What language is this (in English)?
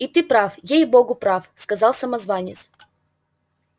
Russian